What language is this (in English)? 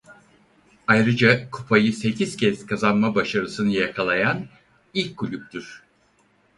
Turkish